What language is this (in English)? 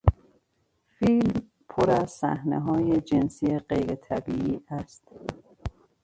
Persian